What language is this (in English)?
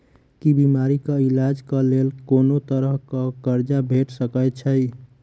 Maithili